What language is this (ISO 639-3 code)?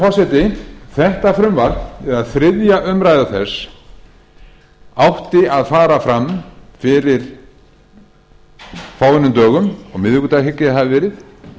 isl